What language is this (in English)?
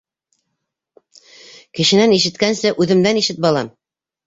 Bashkir